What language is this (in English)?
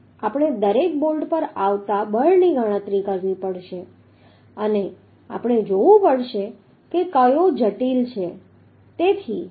Gujarati